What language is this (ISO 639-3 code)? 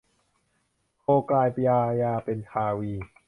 tha